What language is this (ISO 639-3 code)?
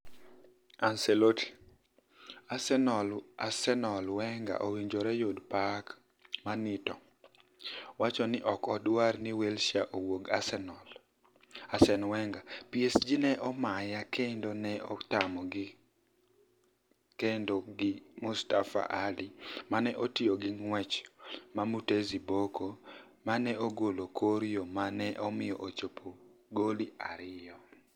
luo